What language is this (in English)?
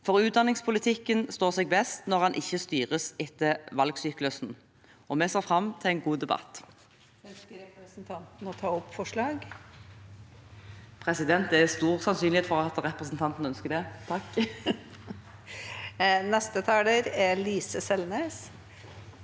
Norwegian